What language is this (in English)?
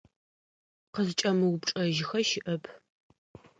Adyghe